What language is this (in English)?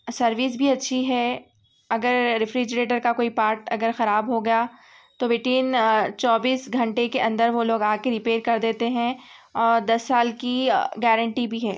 Urdu